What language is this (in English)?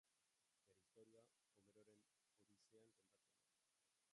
Basque